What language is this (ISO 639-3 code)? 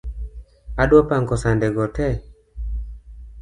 luo